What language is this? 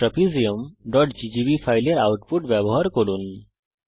Bangla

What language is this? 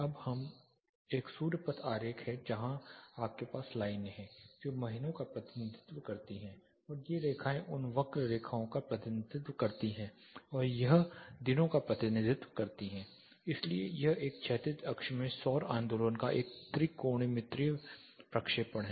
Hindi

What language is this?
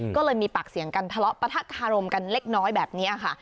Thai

